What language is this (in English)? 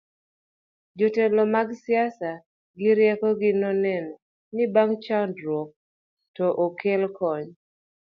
Luo (Kenya and Tanzania)